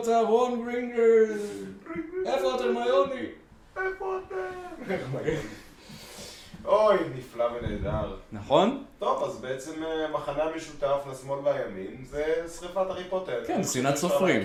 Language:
Hebrew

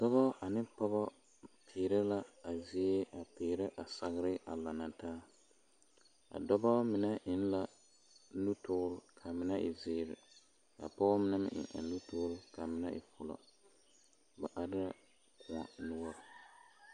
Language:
Southern Dagaare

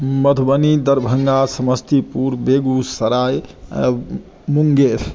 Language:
Maithili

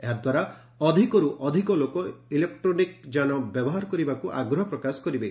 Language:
Odia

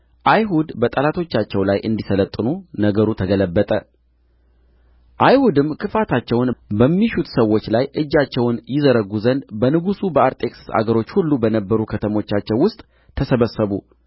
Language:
Amharic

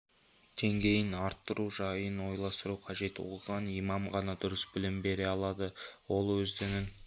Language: Kazakh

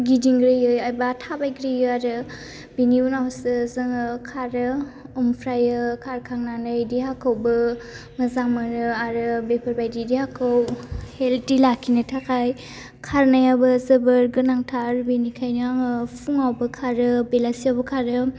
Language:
Bodo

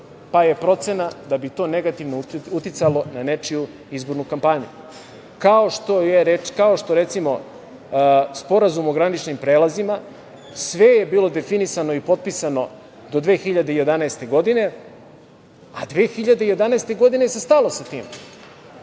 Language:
Serbian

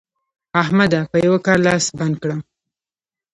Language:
Pashto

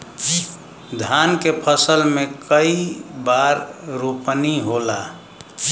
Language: Bhojpuri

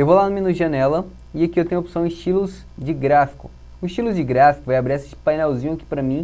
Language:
Portuguese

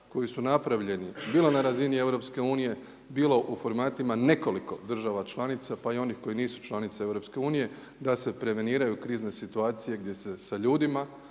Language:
Croatian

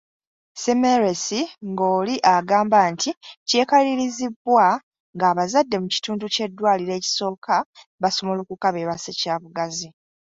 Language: Ganda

